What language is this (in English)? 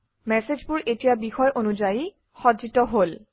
Assamese